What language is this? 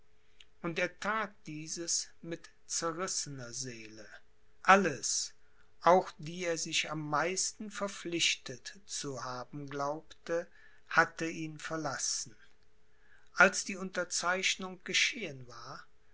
German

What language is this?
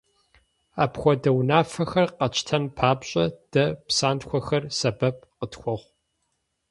Kabardian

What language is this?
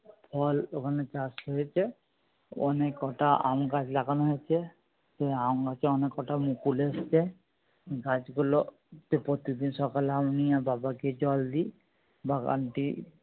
Bangla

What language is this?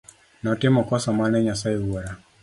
Luo (Kenya and Tanzania)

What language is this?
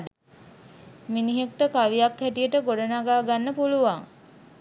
Sinhala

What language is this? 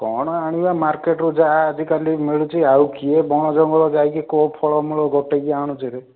Odia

